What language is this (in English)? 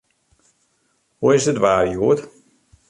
Western Frisian